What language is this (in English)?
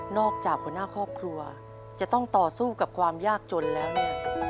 Thai